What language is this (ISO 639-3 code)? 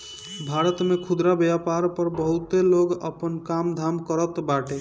bho